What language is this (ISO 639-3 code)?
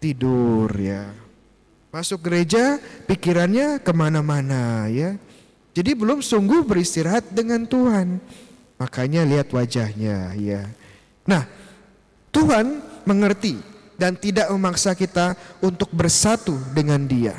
ind